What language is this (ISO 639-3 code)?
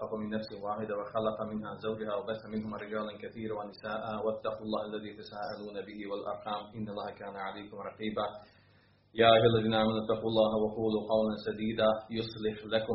hrv